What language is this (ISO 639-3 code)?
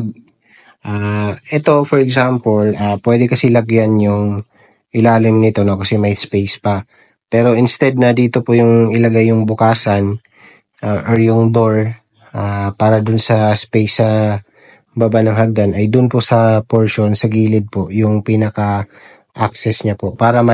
fil